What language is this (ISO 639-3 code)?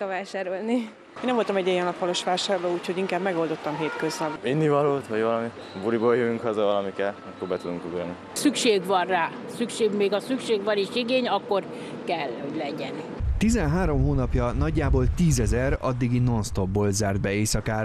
hun